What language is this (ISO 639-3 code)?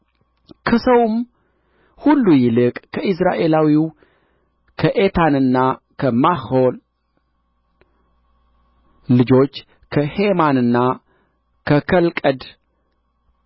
amh